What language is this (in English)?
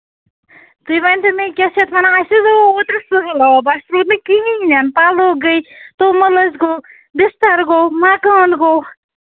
Kashmiri